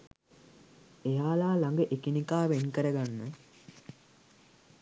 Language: Sinhala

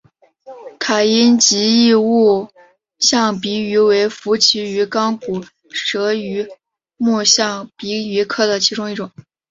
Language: Chinese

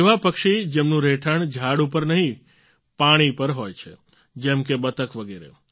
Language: Gujarati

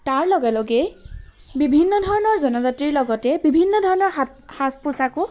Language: Assamese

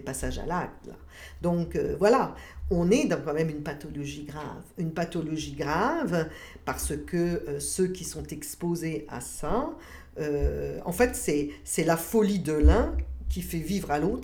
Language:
French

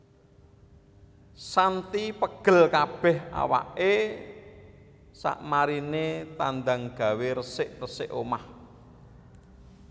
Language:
Javanese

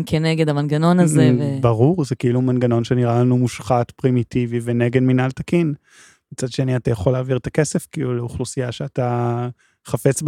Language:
Hebrew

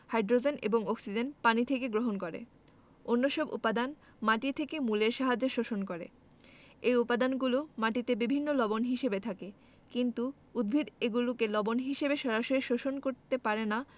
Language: Bangla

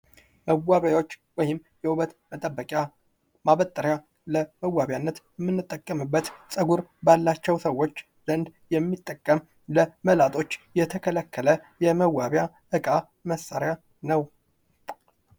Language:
Amharic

